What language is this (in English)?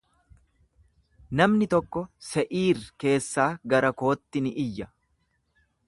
Oromo